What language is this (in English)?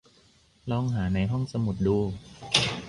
Thai